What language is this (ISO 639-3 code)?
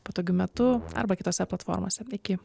lit